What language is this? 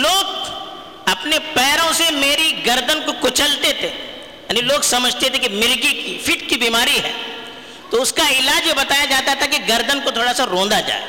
Urdu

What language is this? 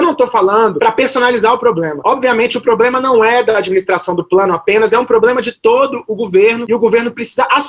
Portuguese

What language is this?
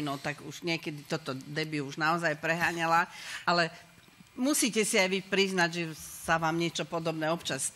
Slovak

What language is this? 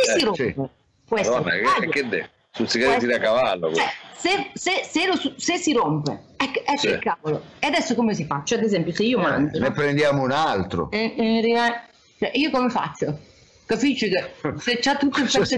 Italian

